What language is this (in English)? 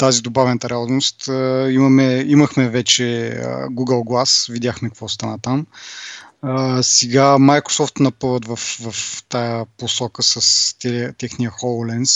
Bulgarian